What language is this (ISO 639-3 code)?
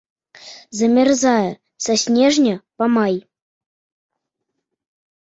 bel